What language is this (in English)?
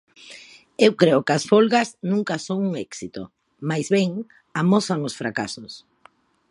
Galician